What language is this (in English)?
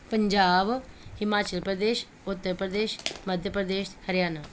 Punjabi